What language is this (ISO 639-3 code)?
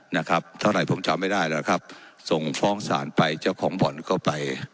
tha